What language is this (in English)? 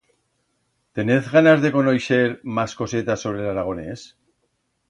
Aragonese